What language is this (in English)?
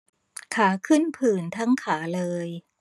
Thai